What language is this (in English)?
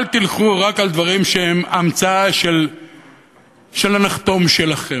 Hebrew